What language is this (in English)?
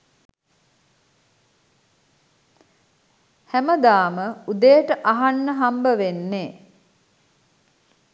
Sinhala